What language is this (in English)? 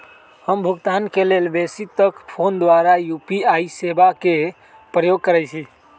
Magahi